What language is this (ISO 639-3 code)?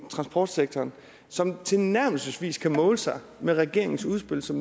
dan